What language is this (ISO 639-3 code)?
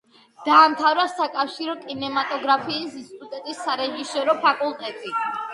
kat